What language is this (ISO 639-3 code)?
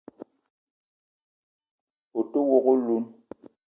eto